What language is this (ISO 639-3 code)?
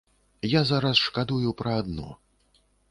bel